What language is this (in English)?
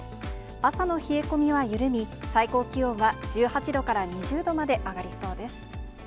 Japanese